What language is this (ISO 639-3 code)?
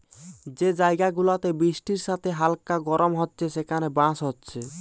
ben